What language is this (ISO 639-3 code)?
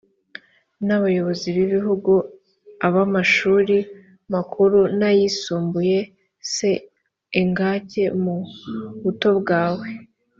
kin